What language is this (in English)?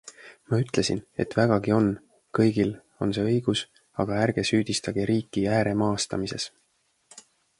Estonian